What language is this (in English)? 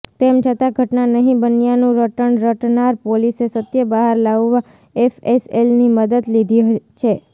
Gujarati